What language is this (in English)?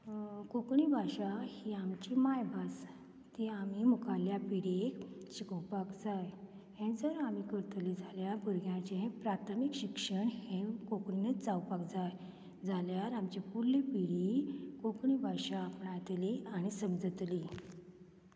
Konkani